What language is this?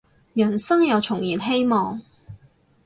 Cantonese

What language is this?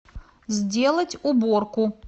Russian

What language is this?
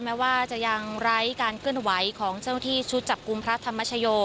Thai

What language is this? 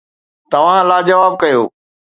Sindhi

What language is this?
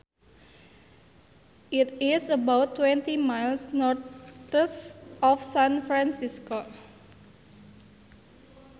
Sundanese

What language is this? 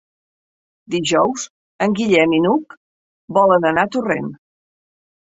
Catalan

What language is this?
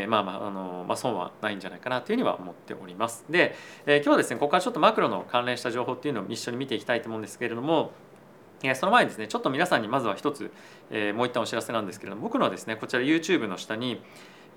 Japanese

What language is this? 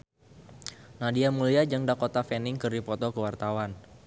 Sundanese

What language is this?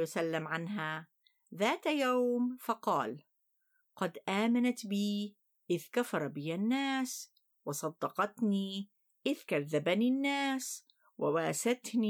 Arabic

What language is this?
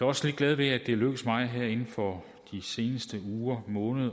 Danish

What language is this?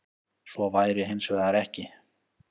Icelandic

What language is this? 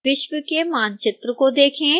Hindi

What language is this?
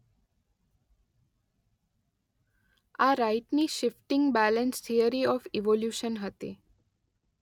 Gujarati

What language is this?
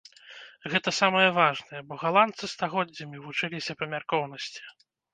Belarusian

